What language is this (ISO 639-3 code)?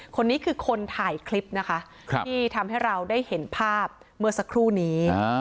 tha